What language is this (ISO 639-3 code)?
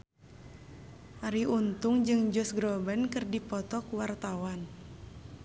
sun